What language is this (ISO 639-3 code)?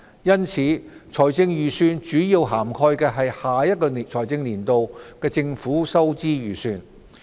yue